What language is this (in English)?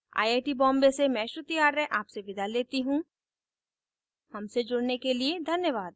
Hindi